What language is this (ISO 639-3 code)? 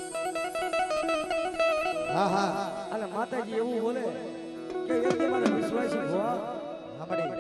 guj